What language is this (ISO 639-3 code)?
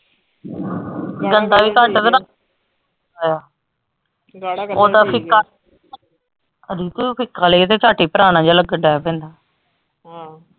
pan